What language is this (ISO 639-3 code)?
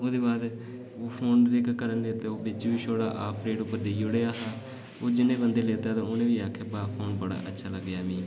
doi